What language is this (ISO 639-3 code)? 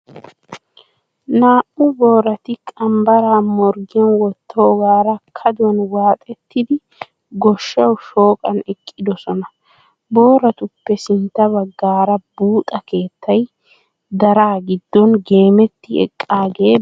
wal